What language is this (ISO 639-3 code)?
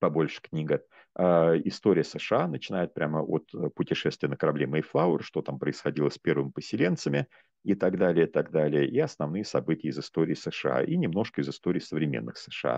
rus